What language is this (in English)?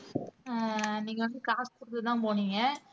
Tamil